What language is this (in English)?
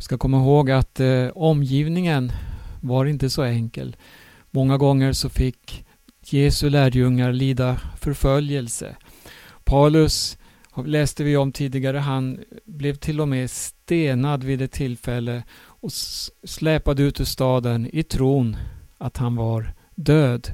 Swedish